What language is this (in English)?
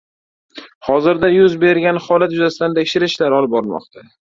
Uzbek